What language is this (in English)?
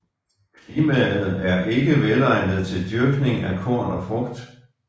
Danish